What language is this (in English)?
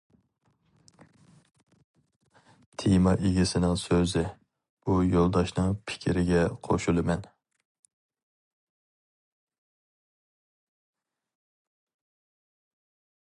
Uyghur